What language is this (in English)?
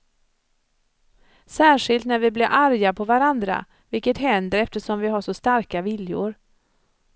Swedish